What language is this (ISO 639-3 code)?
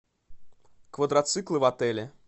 rus